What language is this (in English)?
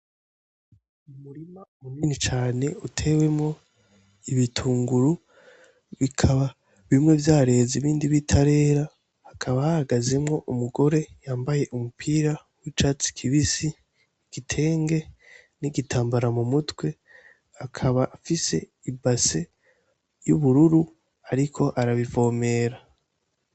Rundi